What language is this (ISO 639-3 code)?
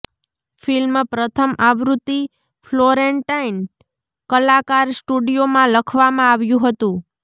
guj